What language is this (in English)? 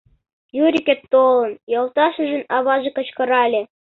Mari